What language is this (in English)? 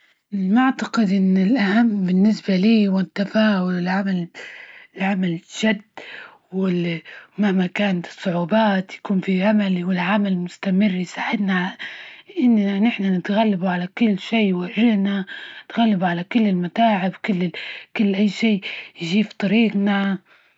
Libyan Arabic